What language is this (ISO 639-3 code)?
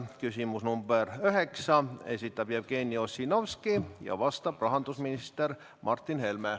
est